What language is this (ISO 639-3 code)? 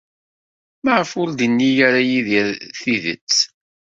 kab